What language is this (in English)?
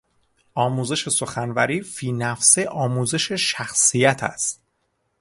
Persian